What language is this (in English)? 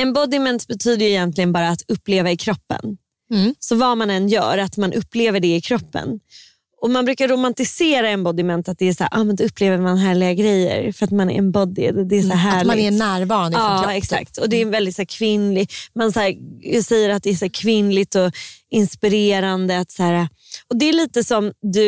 Swedish